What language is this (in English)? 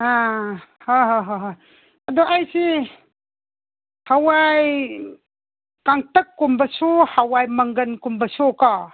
Manipuri